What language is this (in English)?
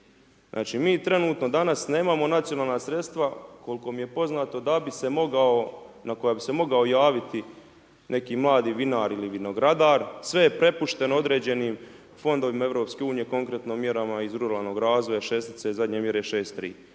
Croatian